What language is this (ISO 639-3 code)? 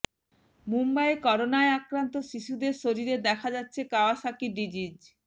ben